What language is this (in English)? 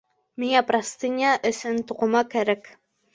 Bashkir